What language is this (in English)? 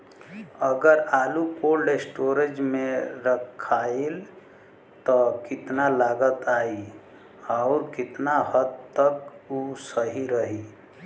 Bhojpuri